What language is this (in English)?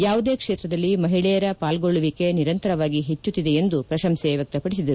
Kannada